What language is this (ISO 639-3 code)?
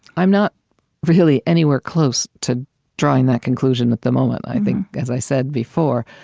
eng